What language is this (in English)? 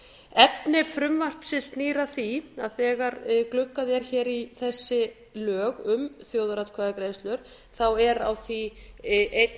Icelandic